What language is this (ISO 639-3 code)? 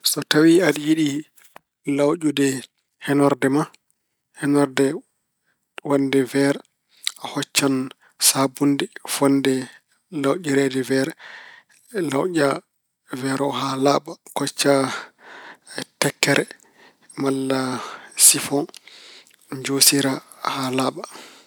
ful